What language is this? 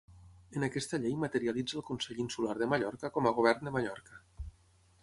Catalan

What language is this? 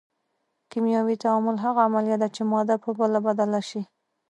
Pashto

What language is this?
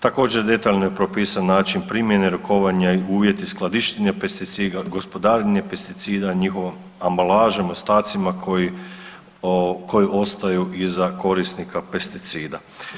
Croatian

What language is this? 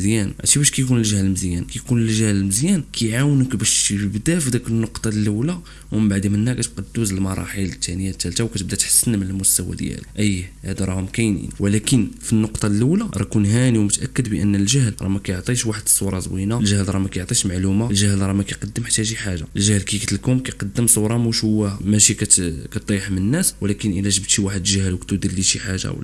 Arabic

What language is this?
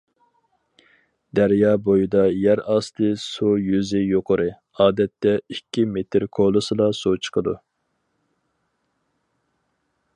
Uyghur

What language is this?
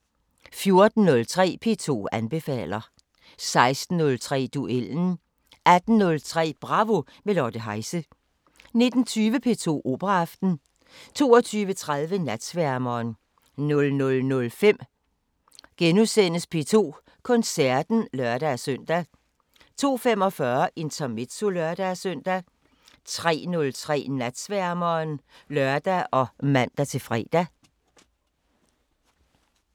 Danish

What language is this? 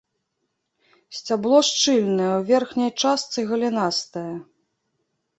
Belarusian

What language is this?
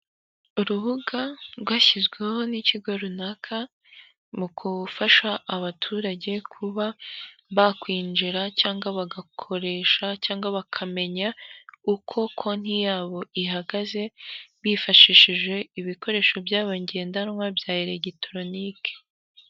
Kinyarwanda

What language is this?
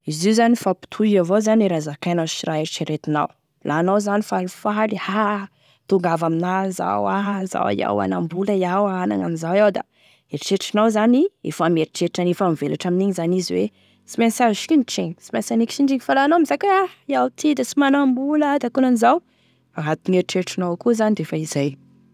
Tesaka Malagasy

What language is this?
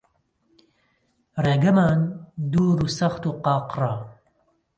Central Kurdish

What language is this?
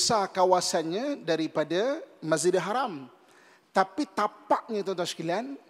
Malay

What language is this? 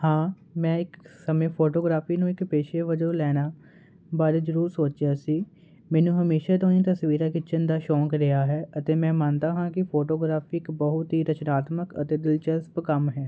Punjabi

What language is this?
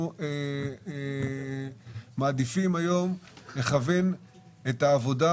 Hebrew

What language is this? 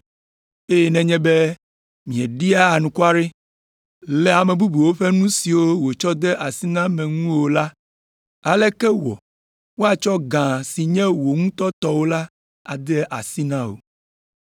Ewe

